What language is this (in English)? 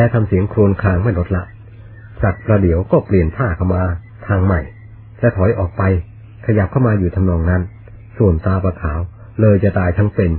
Thai